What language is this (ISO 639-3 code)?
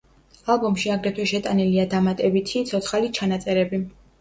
kat